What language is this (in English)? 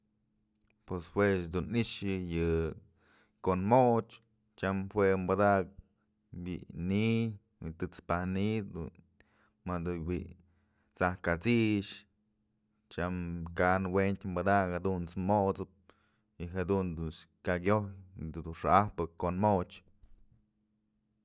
Mazatlán Mixe